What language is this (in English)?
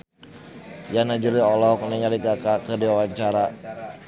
Sundanese